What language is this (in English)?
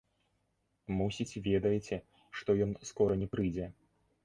Belarusian